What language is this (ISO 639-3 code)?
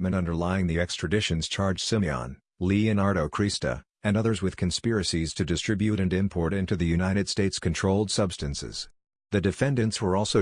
eng